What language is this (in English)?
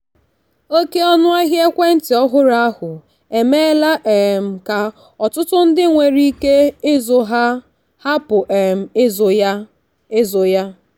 Igbo